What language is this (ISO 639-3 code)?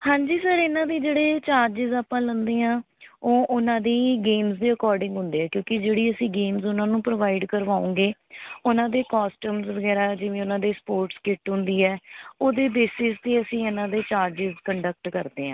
pan